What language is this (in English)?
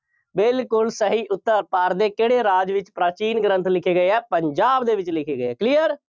Punjabi